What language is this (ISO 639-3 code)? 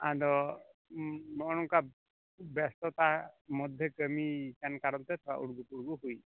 sat